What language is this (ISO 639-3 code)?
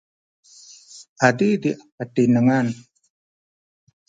szy